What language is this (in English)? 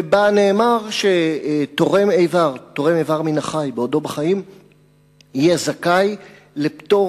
Hebrew